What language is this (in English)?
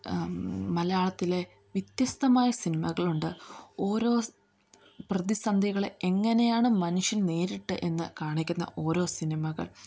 Malayalam